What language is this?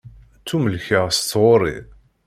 Kabyle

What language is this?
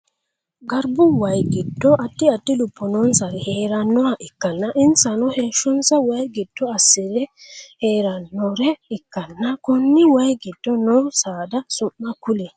Sidamo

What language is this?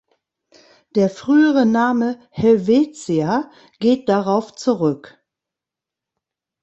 German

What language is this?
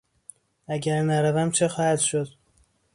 Persian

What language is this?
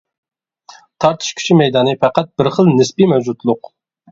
Uyghur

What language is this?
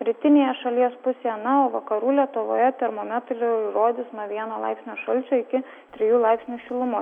Lithuanian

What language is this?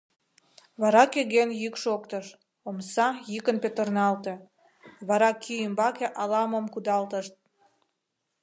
Mari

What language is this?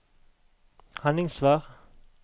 Norwegian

